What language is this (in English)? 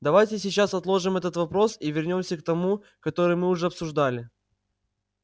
Russian